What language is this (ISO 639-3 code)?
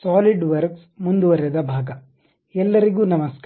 kan